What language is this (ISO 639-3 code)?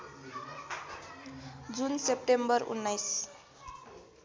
nep